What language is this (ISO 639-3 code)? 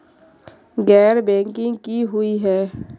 mag